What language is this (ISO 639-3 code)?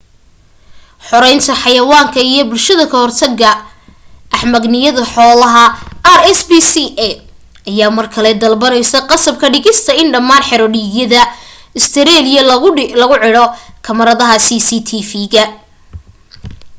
som